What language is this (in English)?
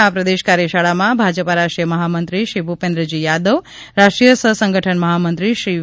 Gujarati